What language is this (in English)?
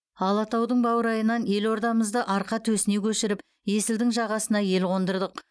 Kazakh